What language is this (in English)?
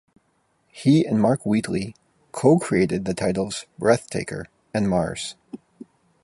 English